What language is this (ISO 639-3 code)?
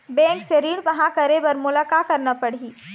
hne